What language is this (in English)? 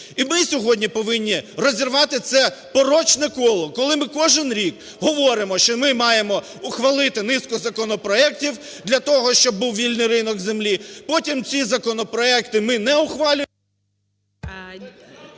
Ukrainian